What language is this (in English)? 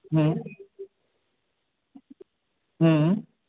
Sindhi